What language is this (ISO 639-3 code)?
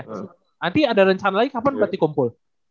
ind